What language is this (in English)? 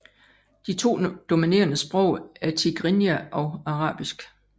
Danish